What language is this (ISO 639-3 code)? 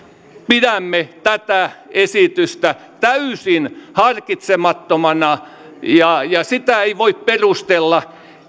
fin